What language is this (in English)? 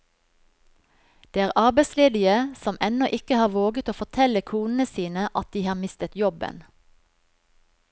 Norwegian